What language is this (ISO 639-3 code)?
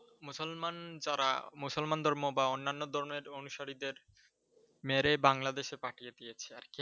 ben